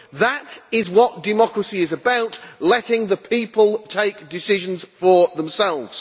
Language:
English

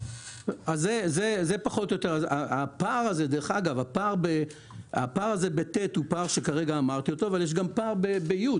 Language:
Hebrew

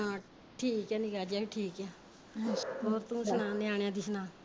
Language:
Punjabi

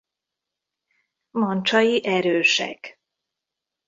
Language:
Hungarian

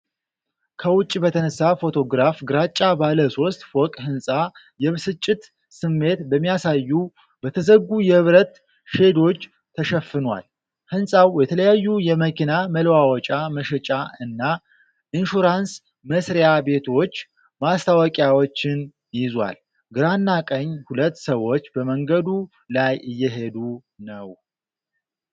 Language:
Amharic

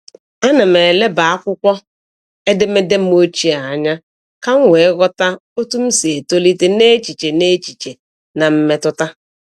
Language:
Igbo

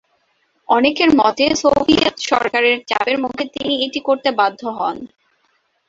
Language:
Bangla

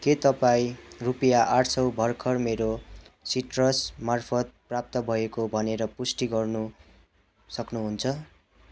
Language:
Nepali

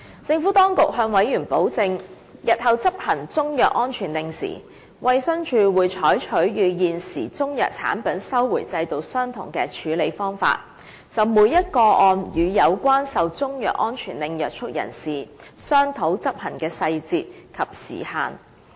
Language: Cantonese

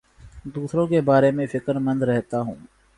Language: Urdu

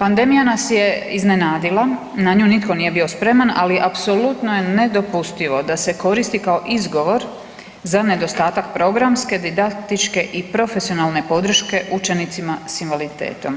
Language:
Croatian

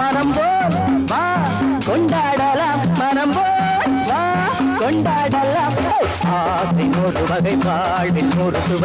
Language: Thai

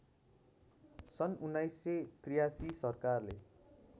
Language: Nepali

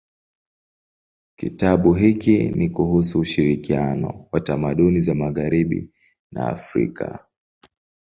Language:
Swahili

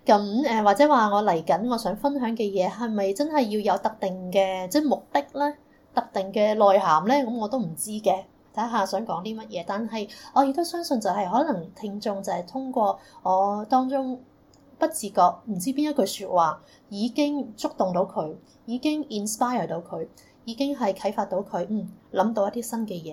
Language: Chinese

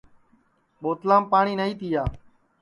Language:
Sansi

